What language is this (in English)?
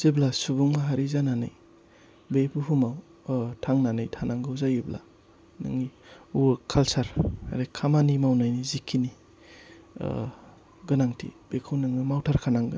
Bodo